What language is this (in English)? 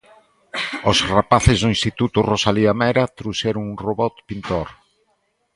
Galician